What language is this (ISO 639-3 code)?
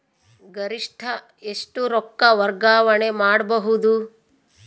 kan